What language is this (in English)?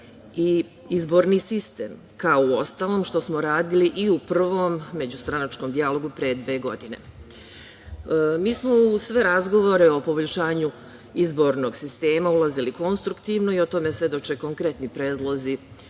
Serbian